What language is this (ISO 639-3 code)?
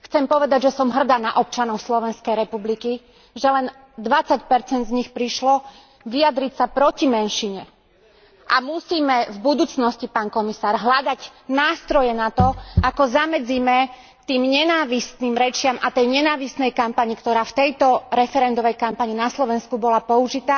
slk